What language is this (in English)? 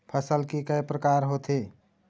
Chhattisgarhi